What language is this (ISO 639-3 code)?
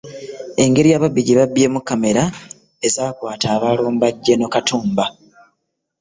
lug